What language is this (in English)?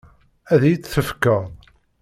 Kabyle